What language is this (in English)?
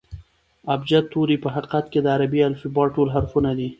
Pashto